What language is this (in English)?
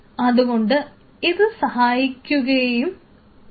Malayalam